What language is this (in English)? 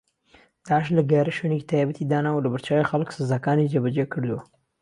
Central Kurdish